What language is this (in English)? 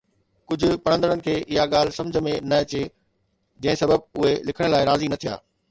Sindhi